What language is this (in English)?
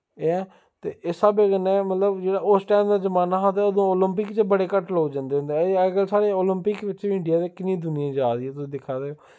Dogri